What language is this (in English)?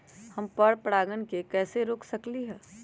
Magahi